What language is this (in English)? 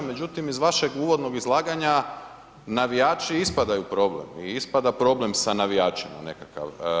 Croatian